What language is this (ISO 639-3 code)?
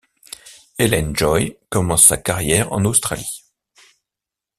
fra